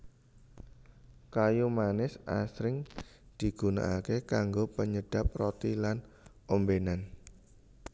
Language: Javanese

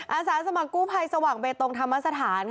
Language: Thai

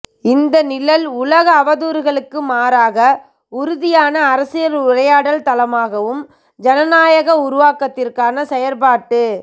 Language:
Tamil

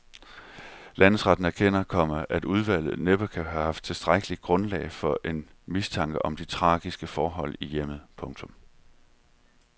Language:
Danish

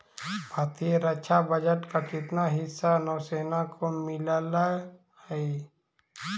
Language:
Magahi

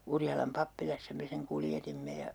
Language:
Finnish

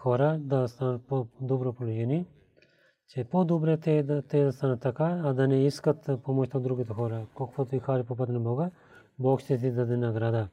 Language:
Bulgarian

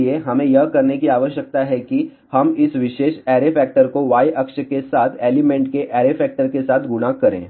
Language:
Hindi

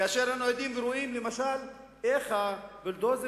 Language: Hebrew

